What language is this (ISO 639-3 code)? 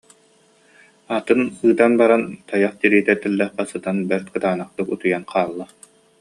sah